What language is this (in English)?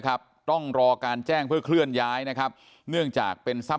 Thai